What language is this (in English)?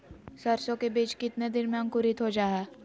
Magahi